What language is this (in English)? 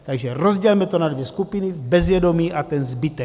Czech